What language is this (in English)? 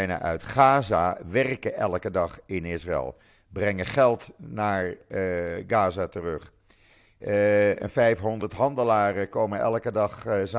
Dutch